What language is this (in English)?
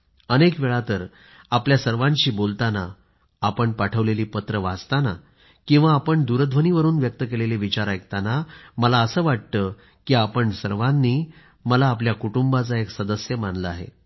Marathi